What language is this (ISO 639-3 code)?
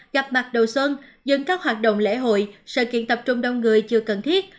vie